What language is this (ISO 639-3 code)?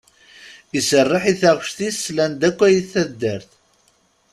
kab